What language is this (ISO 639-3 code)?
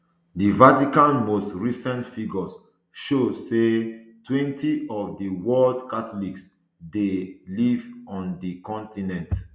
pcm